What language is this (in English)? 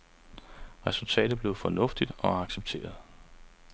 Danish